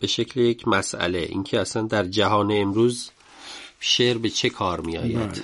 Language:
Persian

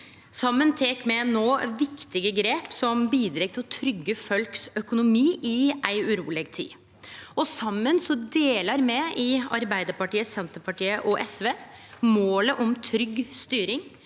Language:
Norwegian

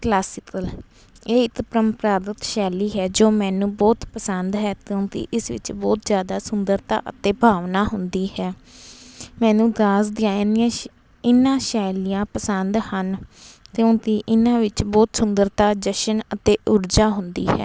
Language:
Punjabi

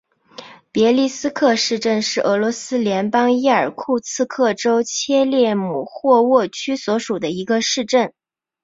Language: Chinese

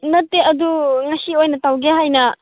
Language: Manipuri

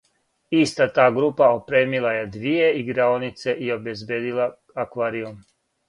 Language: Serbian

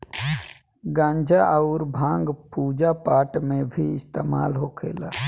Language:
Bhojpuri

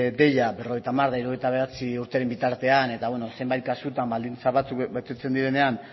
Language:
Basque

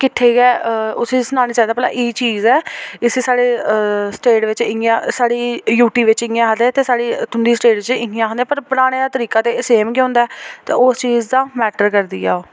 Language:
Dogri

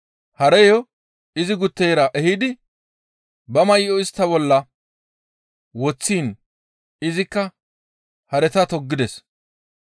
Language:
Gamo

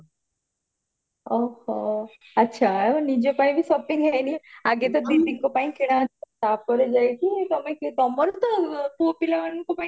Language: Odia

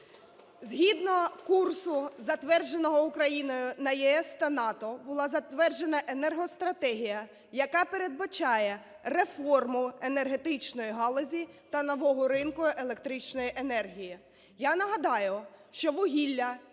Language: Ukrainian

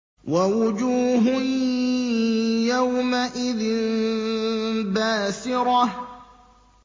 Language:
Arabic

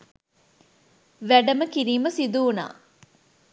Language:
Sinhala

